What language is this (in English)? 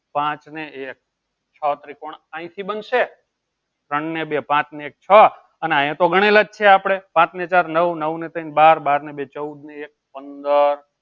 Gujarati